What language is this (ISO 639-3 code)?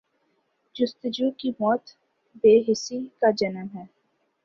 urd